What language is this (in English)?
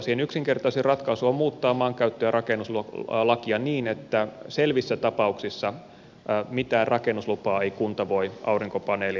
Finnish